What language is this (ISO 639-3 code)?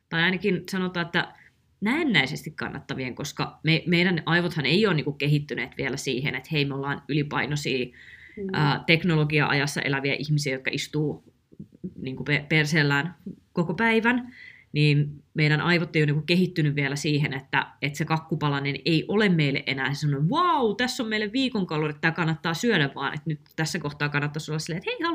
fin